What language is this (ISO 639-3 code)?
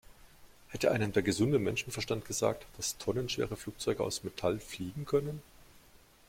deu